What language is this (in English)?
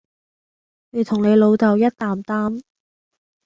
Cantonese